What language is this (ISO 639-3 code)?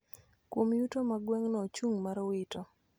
luo